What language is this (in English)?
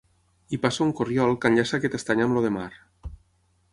Catalan